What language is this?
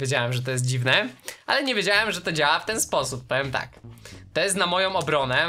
Polish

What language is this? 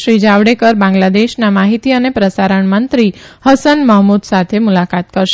Gujarati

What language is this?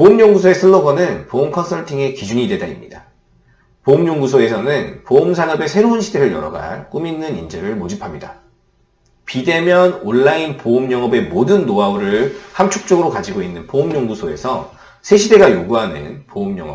Korean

